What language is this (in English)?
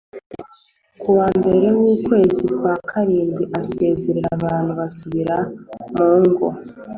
Kinyarwanda